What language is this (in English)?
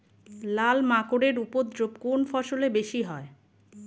Bangla